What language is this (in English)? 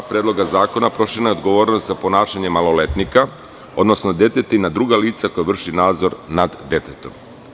Serbian